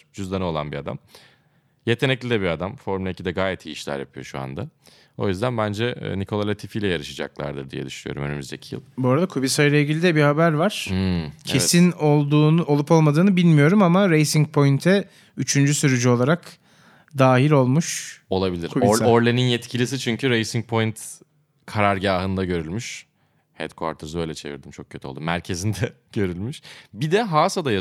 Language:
Turkish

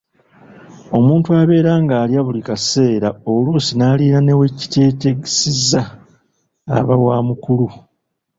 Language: Ganda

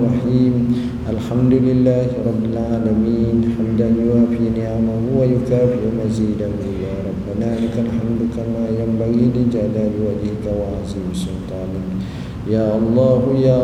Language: Malay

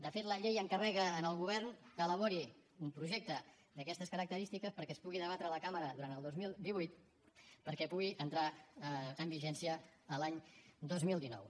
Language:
Catalan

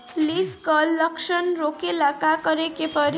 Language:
Bhojpuri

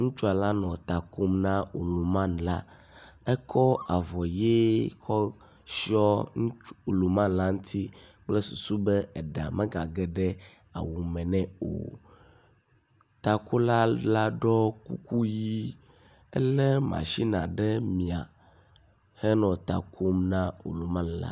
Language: Ewe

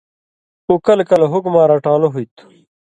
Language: Indus Kohistani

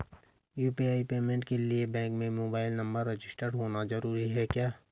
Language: Hindi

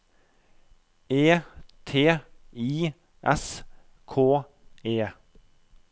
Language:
Norwegian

